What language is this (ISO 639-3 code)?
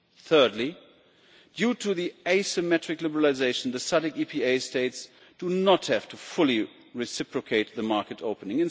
eng